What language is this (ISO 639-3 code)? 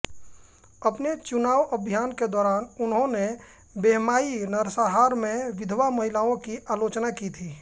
hin